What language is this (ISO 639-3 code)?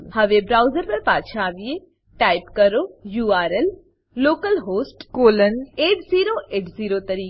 guj